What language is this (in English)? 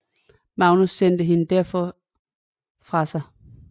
Danish